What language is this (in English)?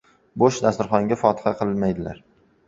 Uzbek